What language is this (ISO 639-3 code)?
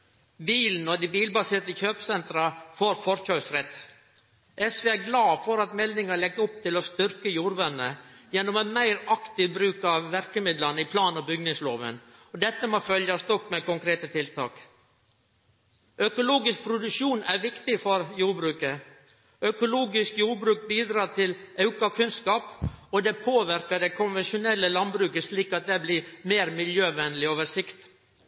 nno